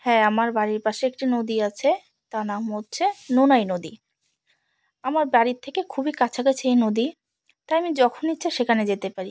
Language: Bangla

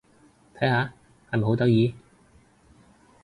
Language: Cantonese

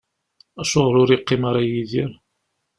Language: Kabyle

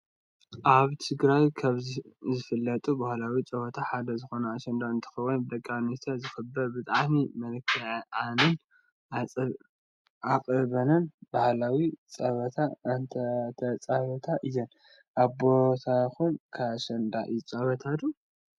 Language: Tigrinya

